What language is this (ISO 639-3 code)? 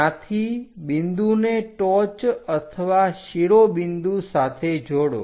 guj